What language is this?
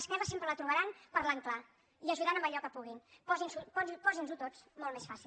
Catalan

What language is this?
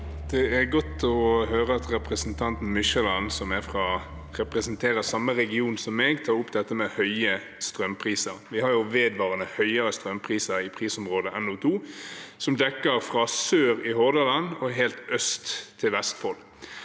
Norwegian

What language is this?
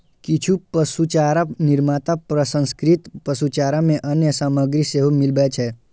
Maithili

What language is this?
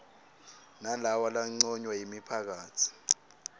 Swati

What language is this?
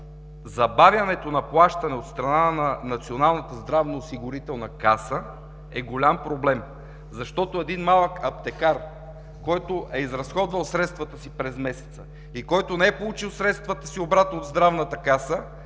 Bulgarian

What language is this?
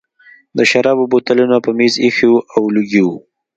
Pashto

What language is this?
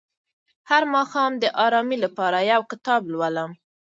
Pashto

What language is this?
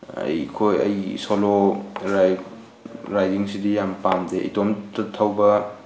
Manipuri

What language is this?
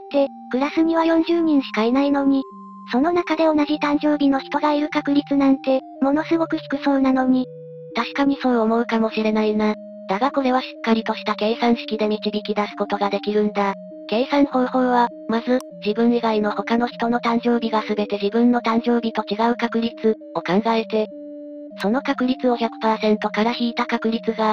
Japanese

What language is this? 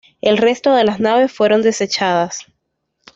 Spanish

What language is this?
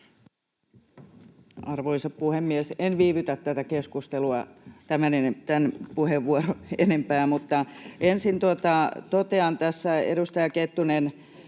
Finnish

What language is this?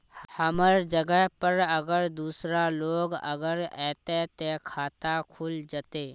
Magahi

